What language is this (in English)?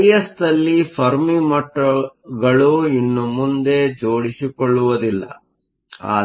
Kannada